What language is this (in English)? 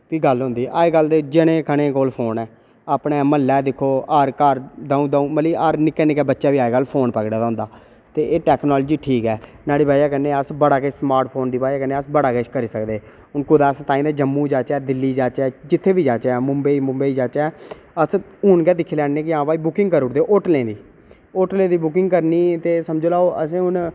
Dogri